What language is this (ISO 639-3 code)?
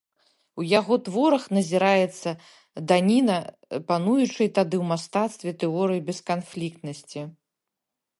bel